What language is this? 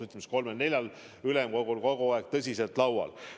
Estonian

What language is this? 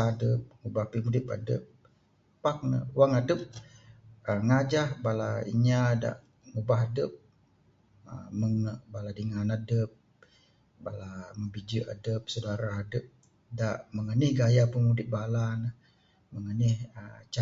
Bukar-Sadung Bidayuh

